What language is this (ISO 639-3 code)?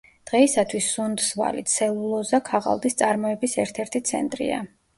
kat